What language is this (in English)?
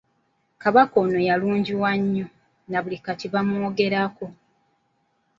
Ganda